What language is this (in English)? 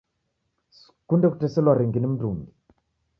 Taita